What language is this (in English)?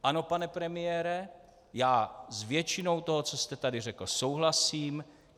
Czech